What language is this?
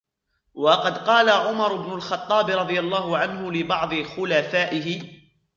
Arabic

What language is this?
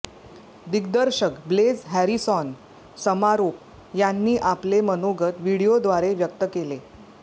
Marathi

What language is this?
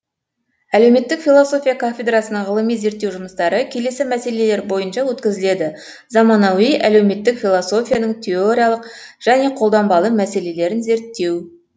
Kazakh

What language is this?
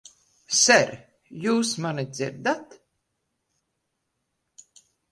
Latvian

